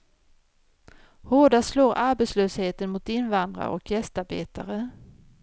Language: Swedish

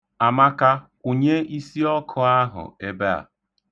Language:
Igbo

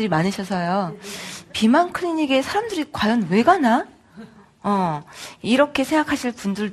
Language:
Korean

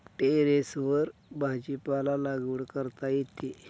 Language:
Marathi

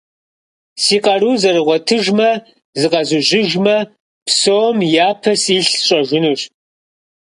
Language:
Kabardian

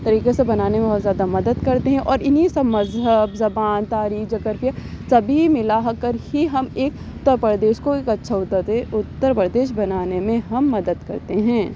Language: Urdu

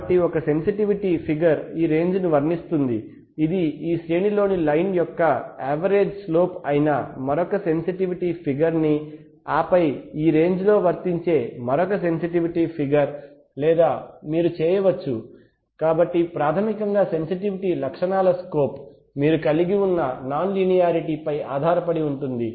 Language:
Telugu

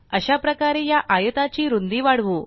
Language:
Marathi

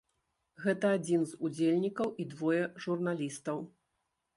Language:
Belarusian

